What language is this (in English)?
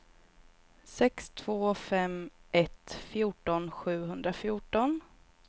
Swedish